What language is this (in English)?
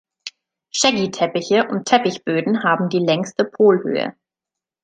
German